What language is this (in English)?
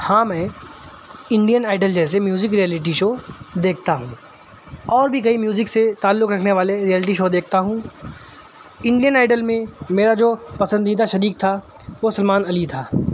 Urdu